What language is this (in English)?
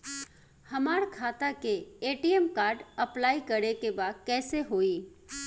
Bhojpuri